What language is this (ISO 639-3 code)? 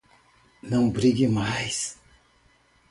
por